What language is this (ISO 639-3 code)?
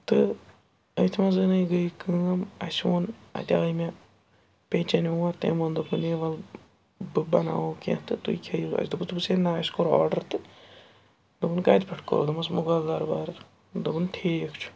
kas